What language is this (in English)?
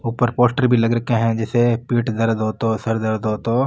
Marwari